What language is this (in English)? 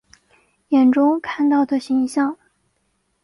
Chinese